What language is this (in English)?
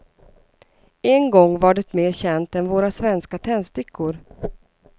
Swedish